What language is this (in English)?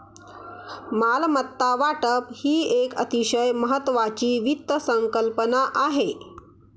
Marathi